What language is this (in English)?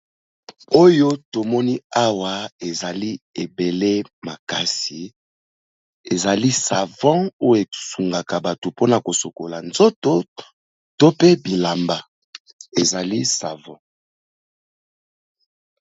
Lingala